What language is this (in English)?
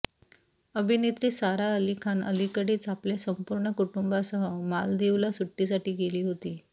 Marathi